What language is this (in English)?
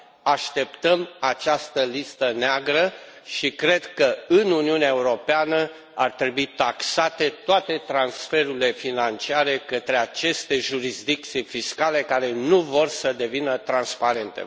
Romanian